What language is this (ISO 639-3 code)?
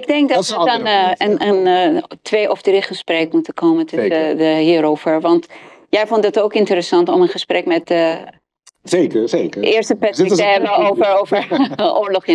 nld